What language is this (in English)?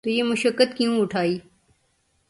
Urdu